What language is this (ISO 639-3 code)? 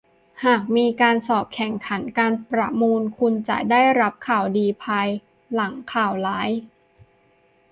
tha